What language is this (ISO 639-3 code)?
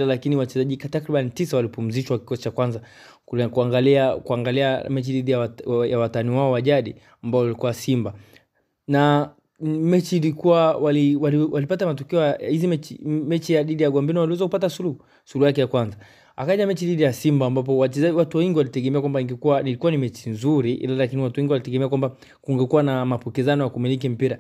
swa